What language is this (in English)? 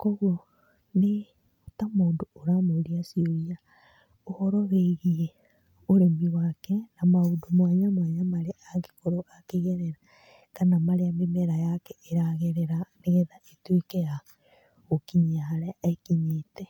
Kikuyu